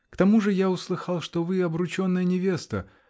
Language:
Russian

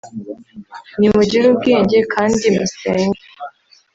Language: Kinyarwanda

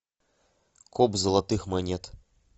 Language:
Russian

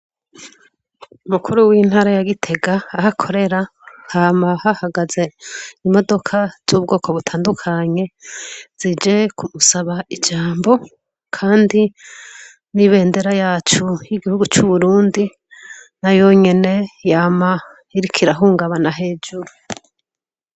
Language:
Rundi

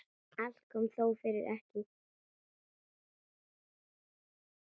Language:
Icelandic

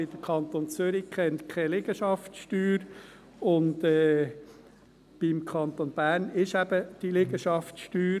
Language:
Swiss German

